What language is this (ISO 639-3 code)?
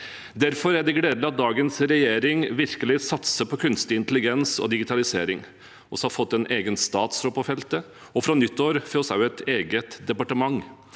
nor